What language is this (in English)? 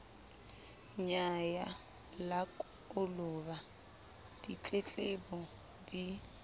Southern Sotho